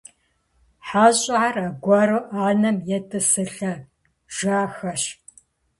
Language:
Kabardian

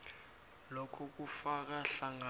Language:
South Ndebele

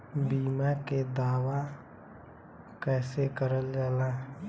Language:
Bhojpuri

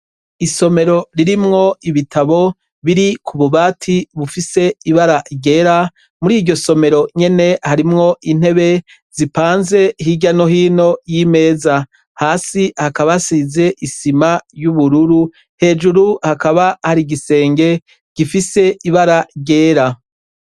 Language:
Rundi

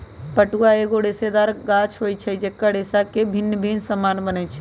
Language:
Magahi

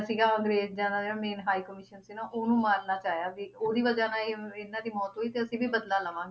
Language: Punjabi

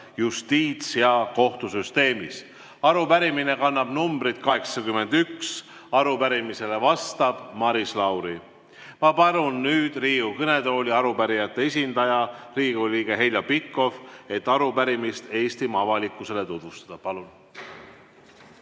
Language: Estonian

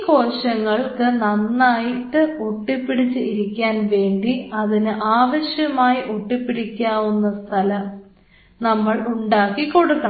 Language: Malayalam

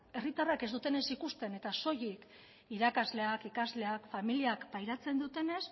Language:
Basque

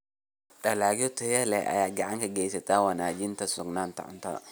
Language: Somali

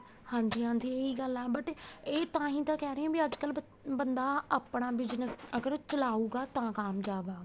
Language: Punjabi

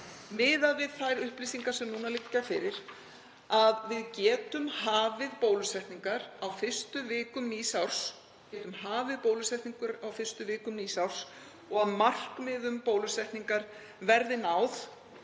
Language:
Icelandic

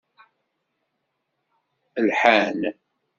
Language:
Kabyle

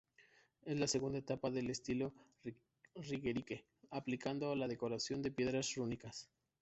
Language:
Spanish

